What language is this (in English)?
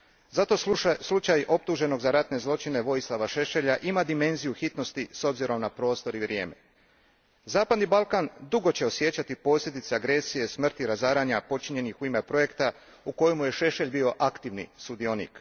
Croatian